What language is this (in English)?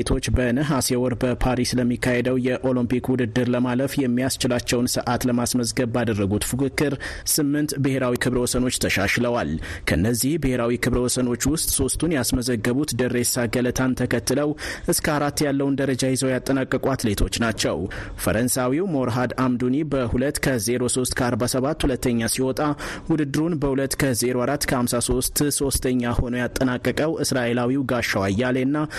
Amharic